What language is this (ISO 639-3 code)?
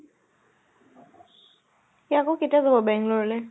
asm